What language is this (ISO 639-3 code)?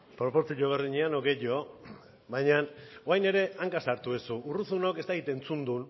eus